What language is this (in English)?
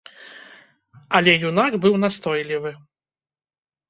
Belarusian